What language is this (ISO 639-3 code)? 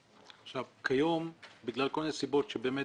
heb